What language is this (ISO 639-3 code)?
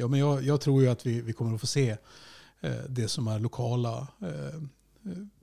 swe